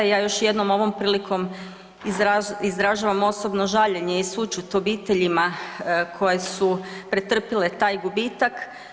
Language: Croatian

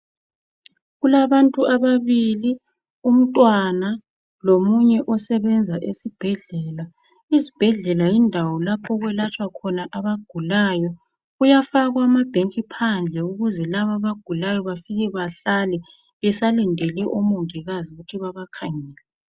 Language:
North Ndebele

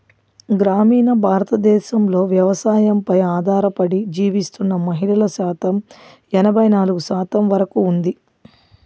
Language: Telugu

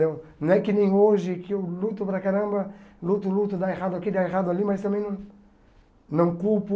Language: Portuguese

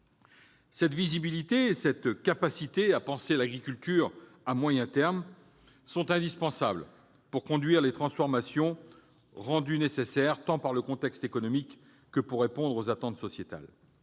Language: French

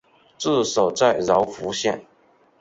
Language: Chinese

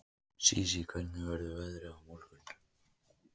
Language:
Icelandic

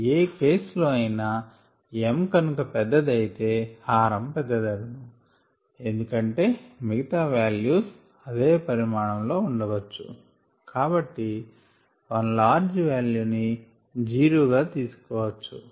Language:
Telugu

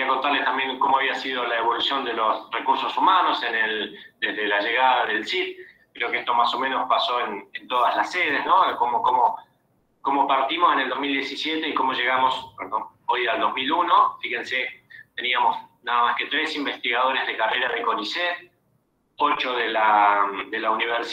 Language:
Spanish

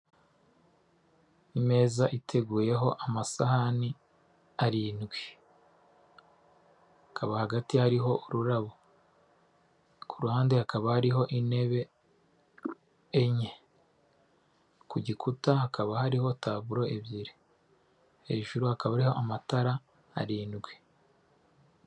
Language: Kinyarwanda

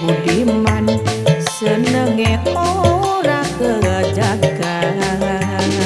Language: Indonesian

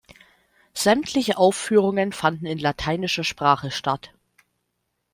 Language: German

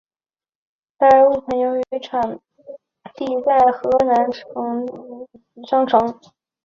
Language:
Chinese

